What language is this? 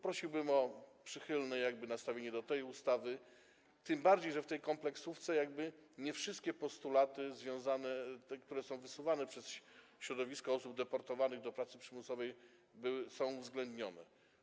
Polish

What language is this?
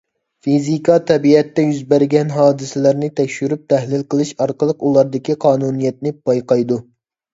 Uyghur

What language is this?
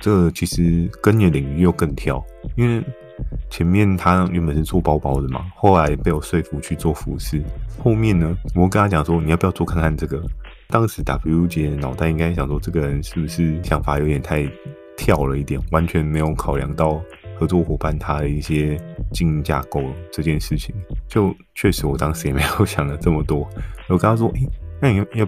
Chinese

